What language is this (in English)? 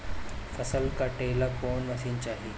Bhojpuri